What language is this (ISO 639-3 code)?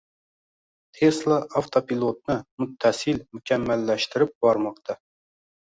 uzb